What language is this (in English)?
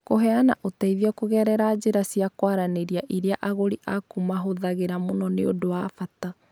Kikuyu